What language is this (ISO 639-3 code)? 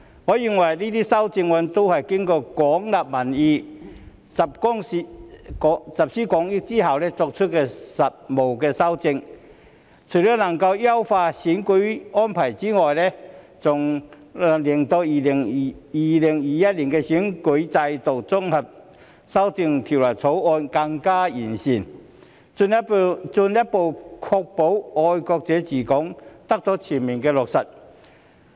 yue